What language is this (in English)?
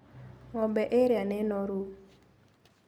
Kikuyu